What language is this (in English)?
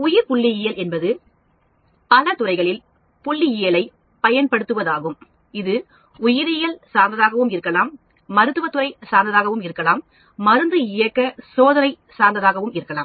Tamil